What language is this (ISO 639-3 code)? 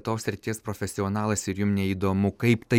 lit